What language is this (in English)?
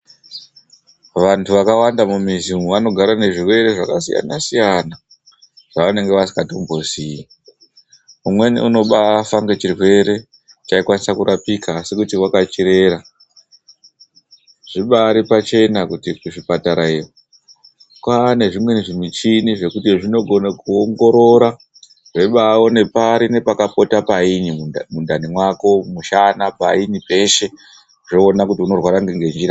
Ndau